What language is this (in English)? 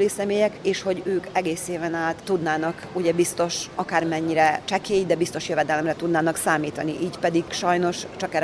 Hungarian